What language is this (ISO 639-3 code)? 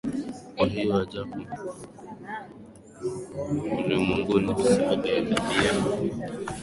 swa